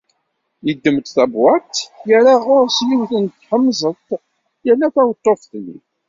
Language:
Kabyle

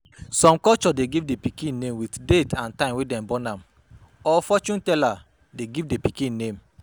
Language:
Nigerian Pidgin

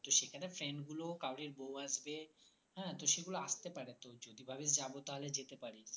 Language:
Bangla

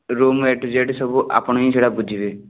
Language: Odia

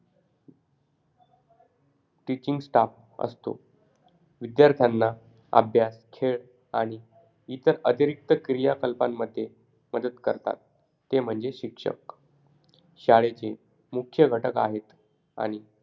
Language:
Marathi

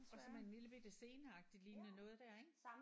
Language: Danish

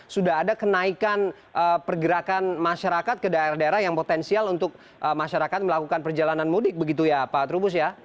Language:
Indonesian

